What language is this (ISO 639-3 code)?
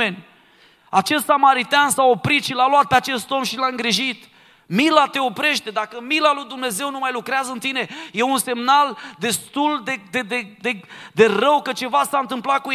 ron